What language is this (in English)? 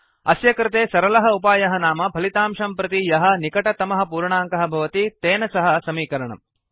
Sanskrit